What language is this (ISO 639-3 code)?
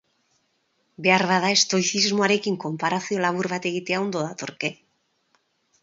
eus